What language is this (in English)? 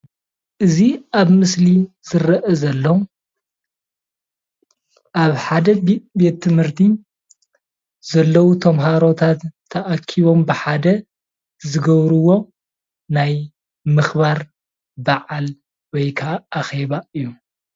Tigrinya